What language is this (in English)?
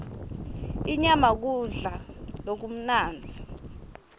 Swati